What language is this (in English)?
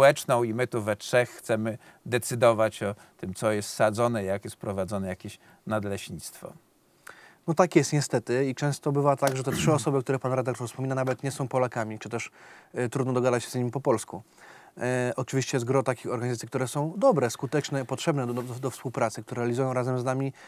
Polish